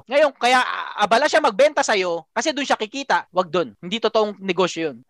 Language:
Filipino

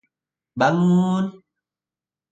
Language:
Indonesian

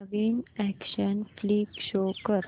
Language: Marathi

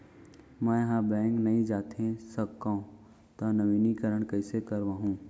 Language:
Chhattisgarhi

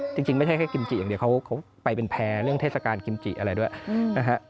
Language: Thai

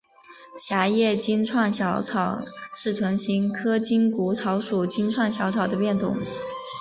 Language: Chinese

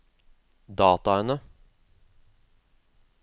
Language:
Norwegian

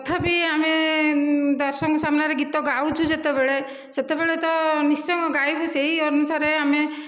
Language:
Odia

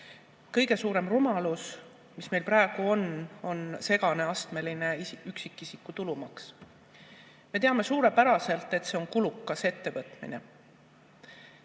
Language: Estonian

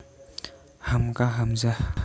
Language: Javanese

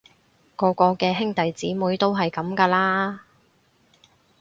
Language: Cantonese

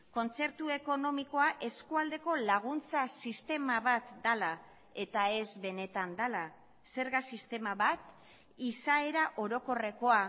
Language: Basque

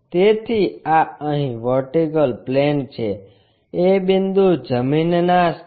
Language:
Gujarati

